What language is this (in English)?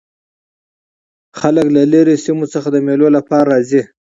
Pashto